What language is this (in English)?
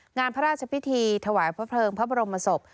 Thai